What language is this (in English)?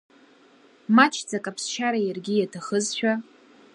Abkhazian